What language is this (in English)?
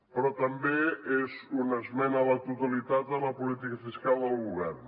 Catalan